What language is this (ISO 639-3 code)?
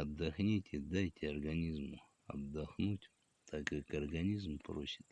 rus